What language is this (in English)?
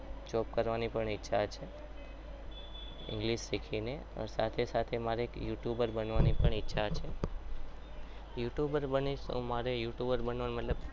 Gujarati